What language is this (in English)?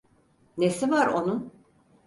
Turkish